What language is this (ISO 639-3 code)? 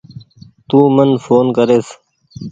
gig